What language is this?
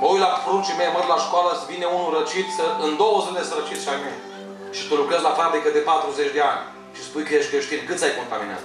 Romanian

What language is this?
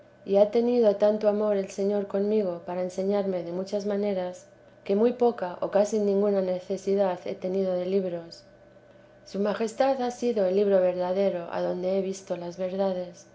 Spanish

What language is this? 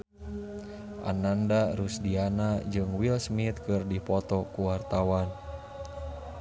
Sundanese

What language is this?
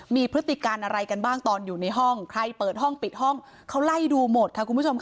Thai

